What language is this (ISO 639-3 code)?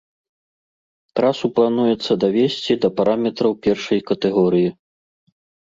bel